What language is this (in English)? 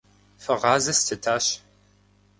Kabardian